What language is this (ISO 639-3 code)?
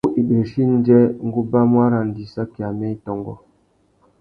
bag